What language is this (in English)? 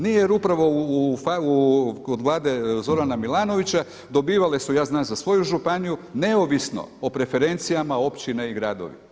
Croatian